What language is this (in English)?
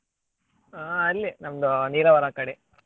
Kannada